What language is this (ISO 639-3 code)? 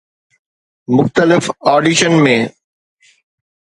snd